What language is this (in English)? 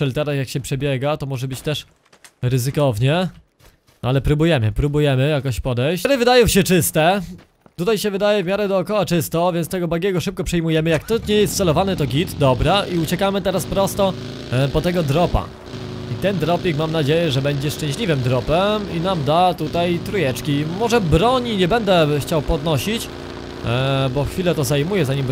Polish